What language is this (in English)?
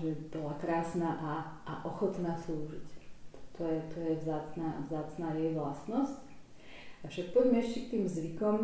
Slovak